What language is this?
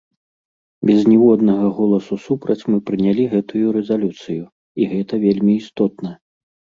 Belarusian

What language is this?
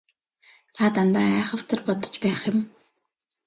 Mongolian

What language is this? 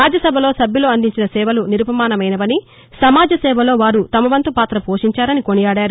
Telugu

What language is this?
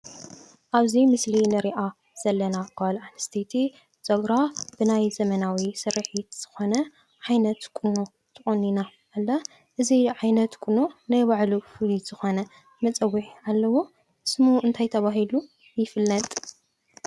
Tigrinya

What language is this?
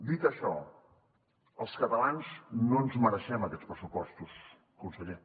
Catalan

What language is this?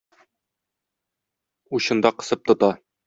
Tatar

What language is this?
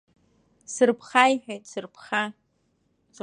Abkhazian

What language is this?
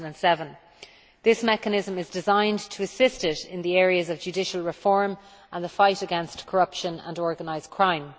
English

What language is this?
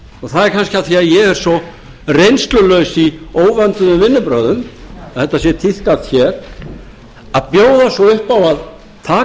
Icelandic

